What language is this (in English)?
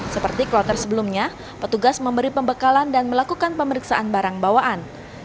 Indonesian